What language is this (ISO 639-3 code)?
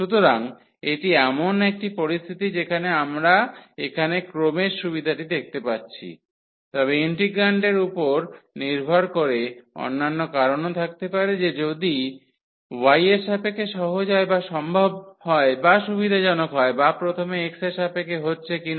ben